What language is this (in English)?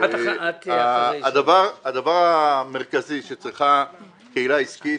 Hebrew